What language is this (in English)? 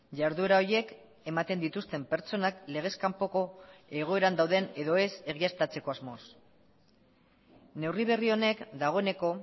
Basque